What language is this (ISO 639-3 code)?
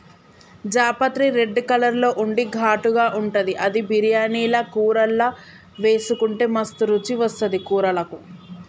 tel